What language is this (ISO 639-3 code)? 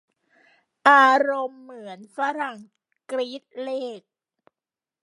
tha